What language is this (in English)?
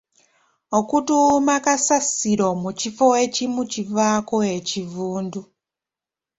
Ganda